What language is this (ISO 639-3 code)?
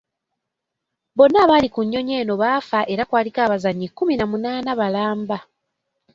lug